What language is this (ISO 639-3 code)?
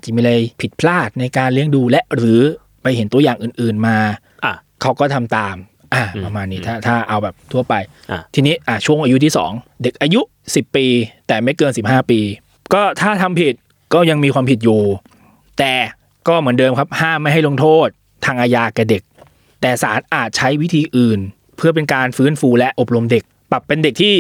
tha